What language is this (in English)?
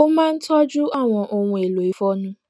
Yoruba